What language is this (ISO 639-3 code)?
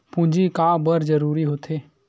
hne